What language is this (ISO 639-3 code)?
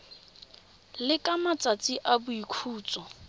tsn